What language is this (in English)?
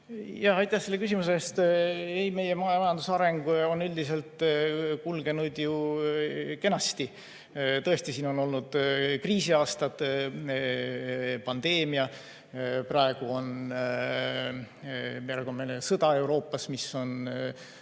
Estonian